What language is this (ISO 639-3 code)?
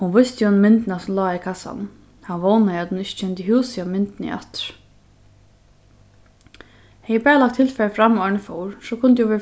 fao